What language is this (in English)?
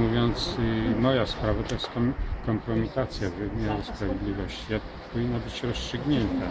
Polish